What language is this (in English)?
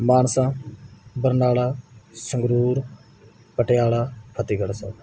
Punjabi